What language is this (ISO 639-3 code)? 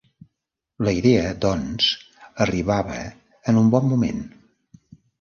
cat